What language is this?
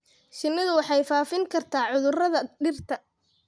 Somali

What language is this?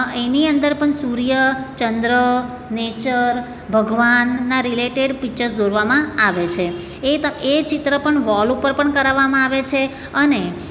Gujarati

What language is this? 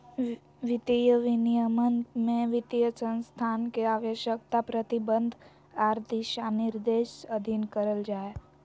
Magahi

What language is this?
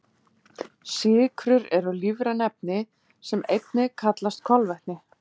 Icelandic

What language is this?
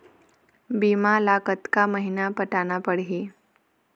Chhattisgarhi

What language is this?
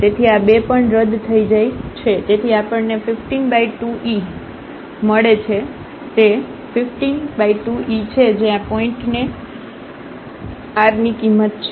Gujarati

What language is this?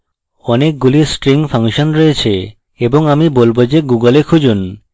Bangla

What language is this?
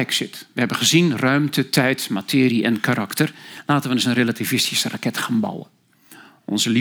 Dutch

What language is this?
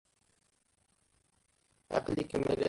Kabyle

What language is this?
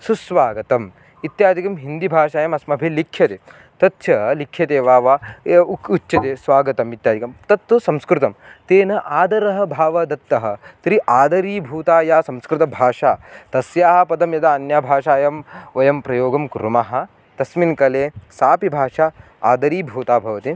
Sanskrit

